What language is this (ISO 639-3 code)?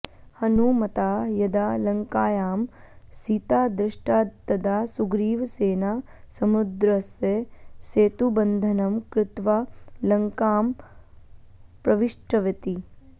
san